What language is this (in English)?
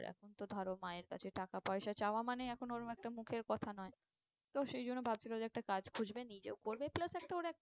Bangla